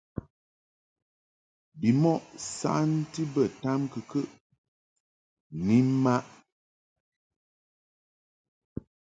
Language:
Mungaka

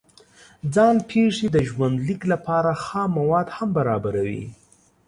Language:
Pashto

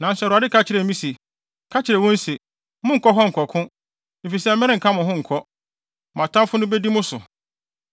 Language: Akan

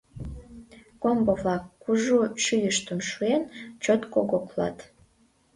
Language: Mari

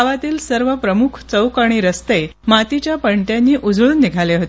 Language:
Marathi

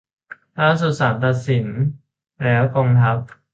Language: Thai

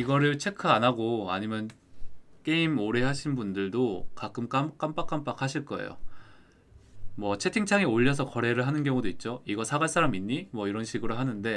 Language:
Korean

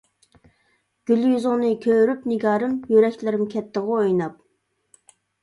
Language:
Uyghur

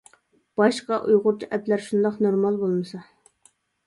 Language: Uyghur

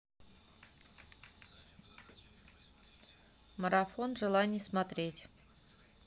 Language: Russian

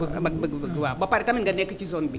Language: Wolof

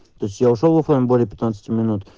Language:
Russian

